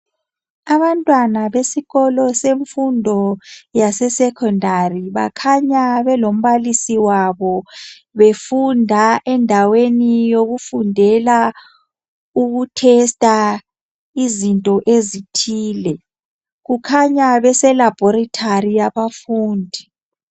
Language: North Ndebele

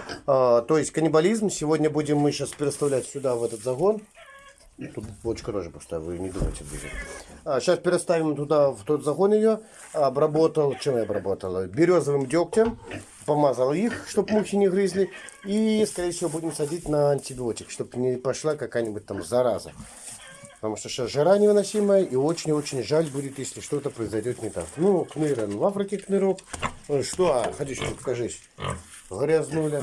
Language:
Russian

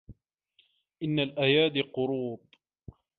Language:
Arabic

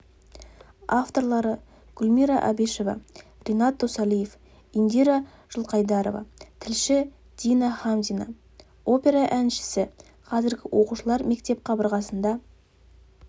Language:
Kazakh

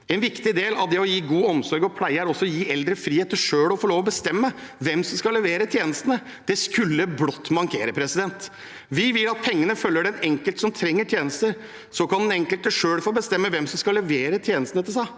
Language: Norwegian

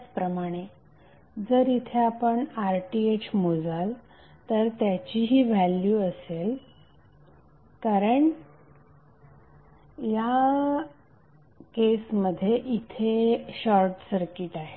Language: Marathi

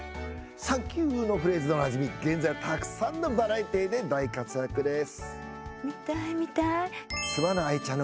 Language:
Japanese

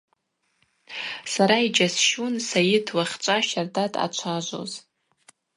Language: Abaza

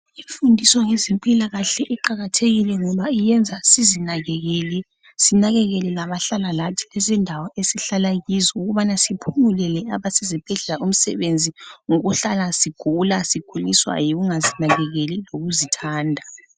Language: North Ndebele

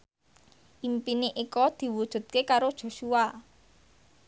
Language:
Javanese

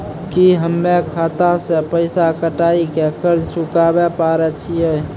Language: Maithili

